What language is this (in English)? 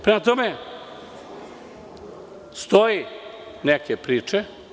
Serbian